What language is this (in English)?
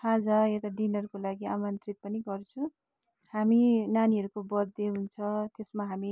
Nepali